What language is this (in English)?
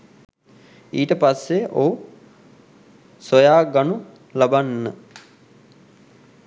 Sinhala